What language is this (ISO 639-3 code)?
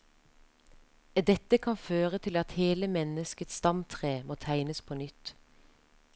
nor